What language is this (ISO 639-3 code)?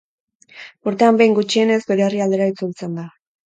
eus